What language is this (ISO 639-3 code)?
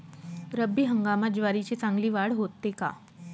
mar